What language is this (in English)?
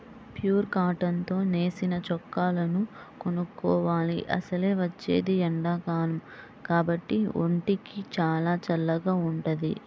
Telugu